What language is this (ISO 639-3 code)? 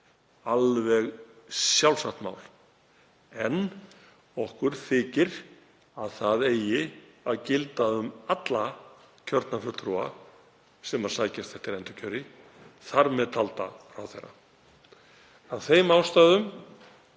isl